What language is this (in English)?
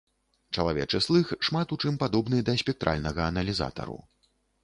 Belarusian